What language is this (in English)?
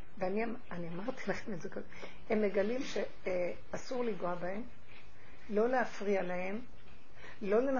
Hebrew